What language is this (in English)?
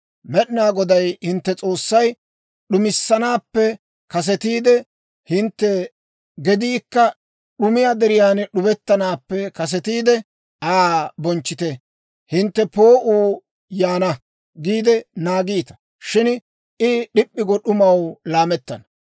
Dawro